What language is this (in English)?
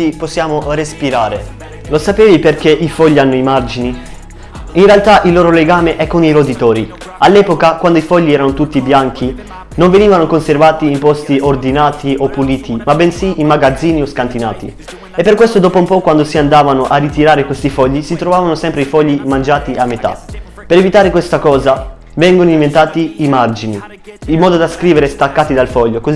Italian